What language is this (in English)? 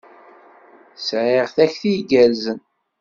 Kabyle